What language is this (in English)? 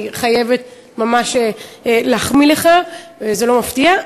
Hebrew